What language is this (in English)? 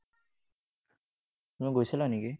Assamese